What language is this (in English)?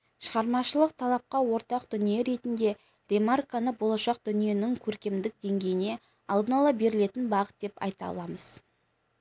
Kazakh